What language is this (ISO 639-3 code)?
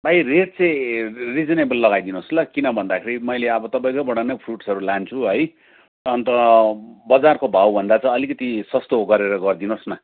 nep